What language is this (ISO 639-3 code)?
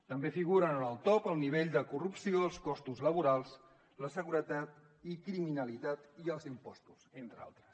cat